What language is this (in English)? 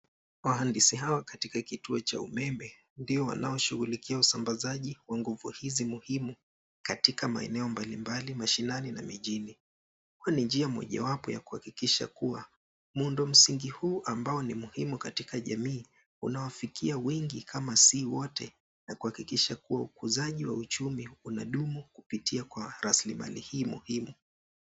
Swahili